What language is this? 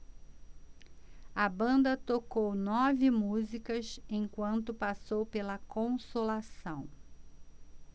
Portuguese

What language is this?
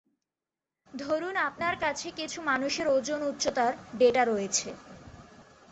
Bangla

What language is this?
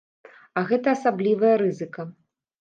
Belarusian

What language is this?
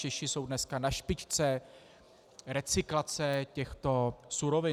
Czech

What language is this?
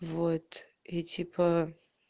Russian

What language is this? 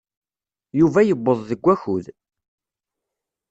Kabyle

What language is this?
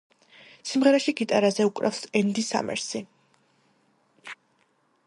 Georgian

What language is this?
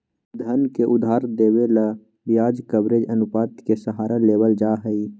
Magahi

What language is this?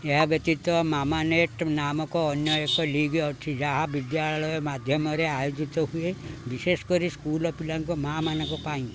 Odia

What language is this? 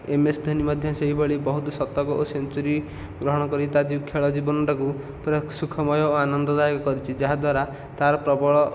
Odia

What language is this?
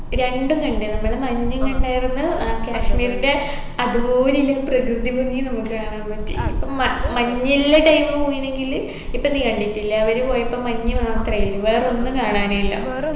Malayalam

